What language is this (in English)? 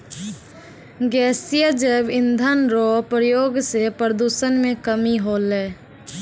Maithili